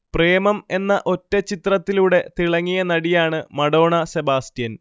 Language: Malayalam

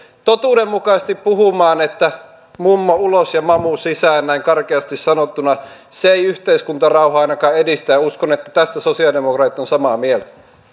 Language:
Finnish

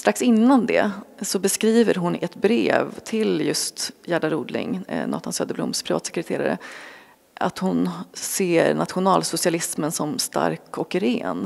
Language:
Swedish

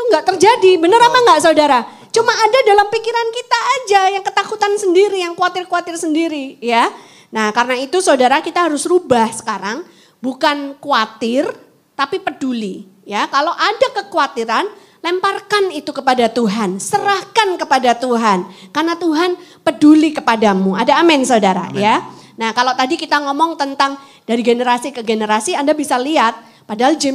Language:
Indonesian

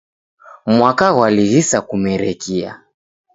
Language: Taita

